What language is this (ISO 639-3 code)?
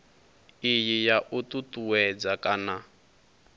ven